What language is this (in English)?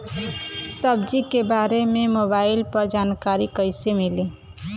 Bhojpuri